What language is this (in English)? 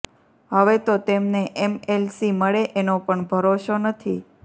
Gujarati